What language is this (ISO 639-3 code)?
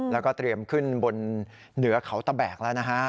tha